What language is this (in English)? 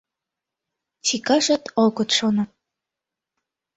Mari